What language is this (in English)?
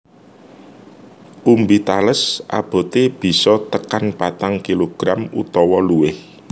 Javanese